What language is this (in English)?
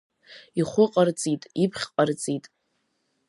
Abkhazian